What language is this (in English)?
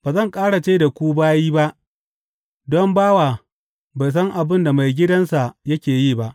Hausa